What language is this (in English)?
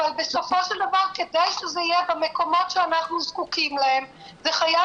Hebrew